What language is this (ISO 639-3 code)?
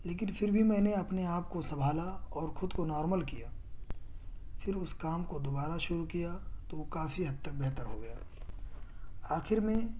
urd